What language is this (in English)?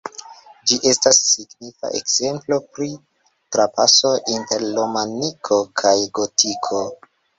Esperanto